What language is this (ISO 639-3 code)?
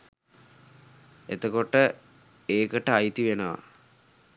sin